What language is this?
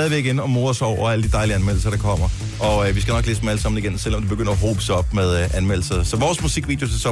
Danish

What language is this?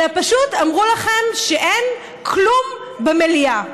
Hebrew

